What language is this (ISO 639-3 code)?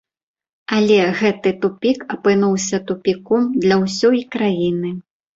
bel